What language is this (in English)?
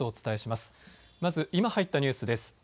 Japanese